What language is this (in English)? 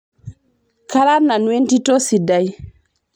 Masai